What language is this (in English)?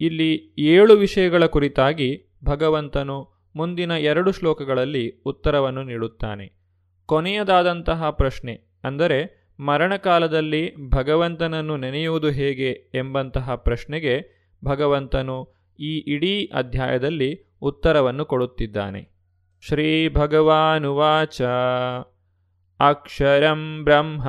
Kannada